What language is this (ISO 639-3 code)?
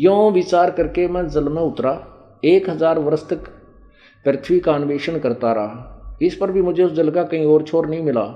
hin